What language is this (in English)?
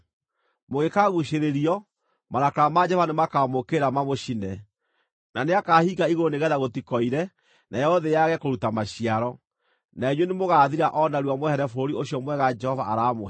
Kikuyu